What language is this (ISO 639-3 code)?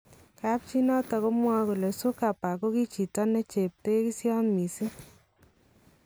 kln